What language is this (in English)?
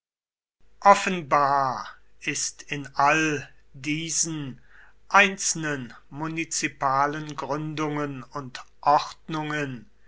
German